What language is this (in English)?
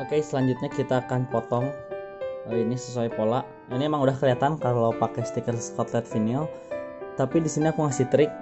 Indonesian